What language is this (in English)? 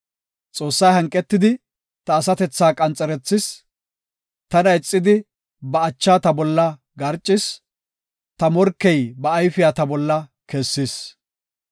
Gofa